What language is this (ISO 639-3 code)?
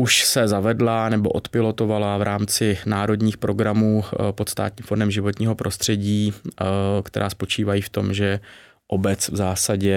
ces